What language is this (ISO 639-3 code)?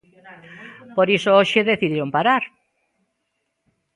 glg